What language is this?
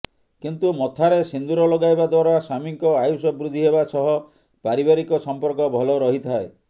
Odia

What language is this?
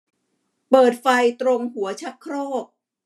Thai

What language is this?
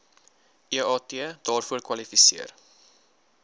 Afrikaans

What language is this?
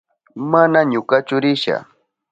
Southern Pastaza Quechua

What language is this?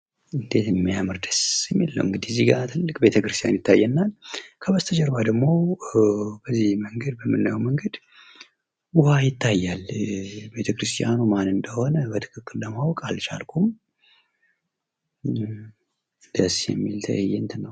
Amharic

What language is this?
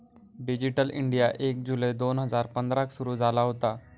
Marathi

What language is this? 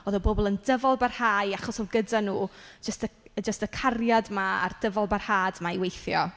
Welsh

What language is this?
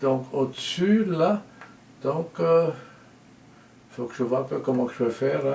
French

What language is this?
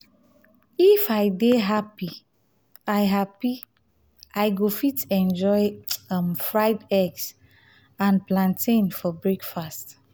Nigerian Pidgin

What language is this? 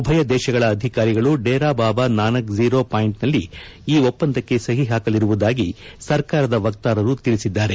Kannada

